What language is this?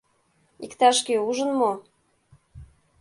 Mari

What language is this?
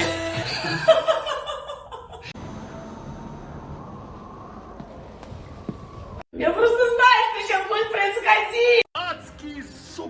Russian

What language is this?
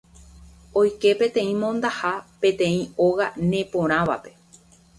Guarani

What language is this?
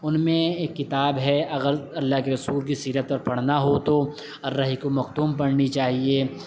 Urdu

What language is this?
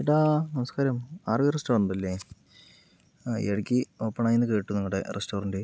Malayalam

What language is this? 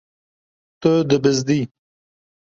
Kurdish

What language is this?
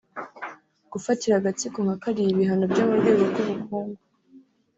Kinyarwanda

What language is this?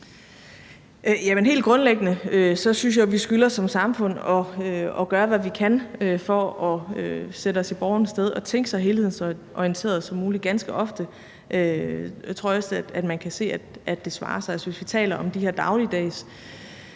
Danish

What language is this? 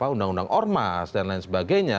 Indonesian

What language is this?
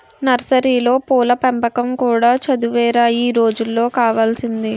Telugu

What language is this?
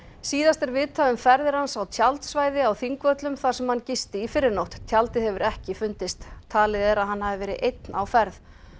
Icelandic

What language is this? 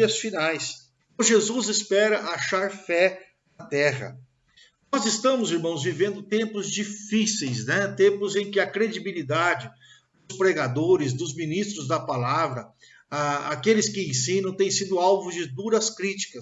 Portuguese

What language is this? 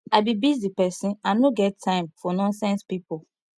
Nigerian Pidgin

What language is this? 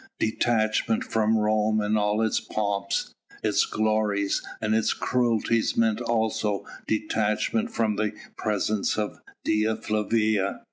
English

